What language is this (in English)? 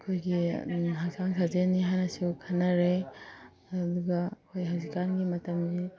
Manipuri